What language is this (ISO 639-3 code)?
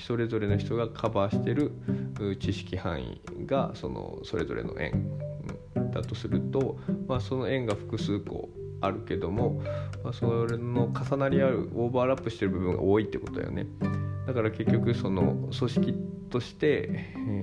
jpn